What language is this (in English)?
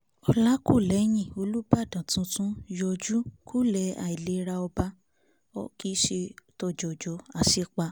Yoruba